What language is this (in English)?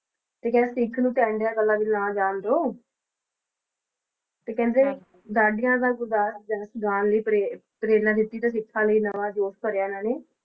Punjabi